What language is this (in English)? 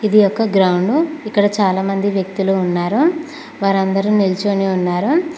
Telugu